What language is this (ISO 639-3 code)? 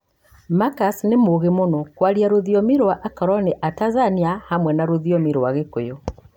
kik